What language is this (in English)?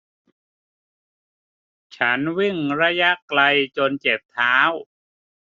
Thai